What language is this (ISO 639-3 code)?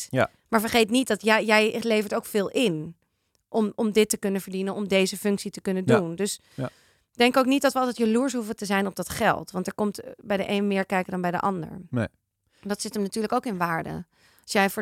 nld